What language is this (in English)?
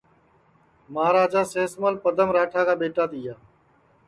Sansi